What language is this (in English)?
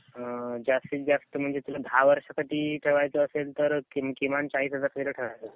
Marathi